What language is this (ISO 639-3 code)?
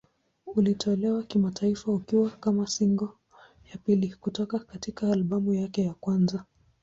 swa